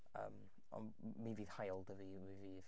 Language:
Welsh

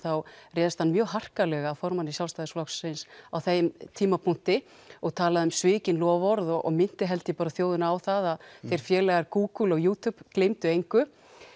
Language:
Icelandic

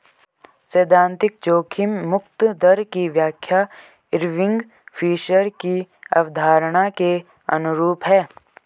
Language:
Hindi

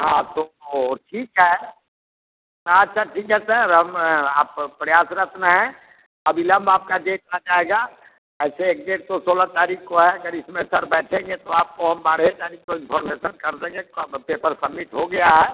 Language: Hindi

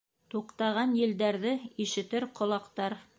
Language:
Bashkir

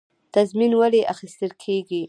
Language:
Pashto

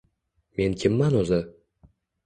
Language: Uzbek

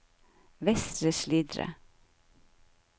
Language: Norwegian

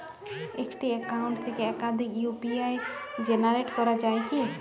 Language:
Bangla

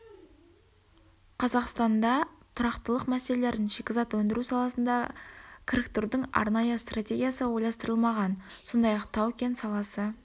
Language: Kazakh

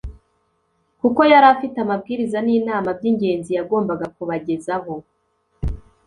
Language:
Kinyarwanda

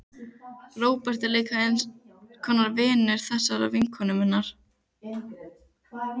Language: Icelandic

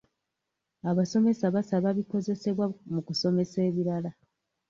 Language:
Ganda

